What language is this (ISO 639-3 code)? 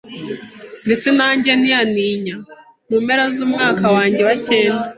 kin